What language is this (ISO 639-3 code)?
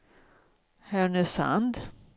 swe